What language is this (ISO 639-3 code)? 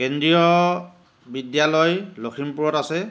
asm